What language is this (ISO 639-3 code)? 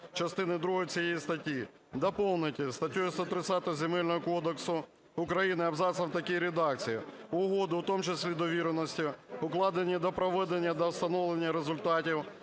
ukr